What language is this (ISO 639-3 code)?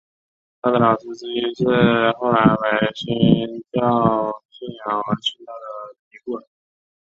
zho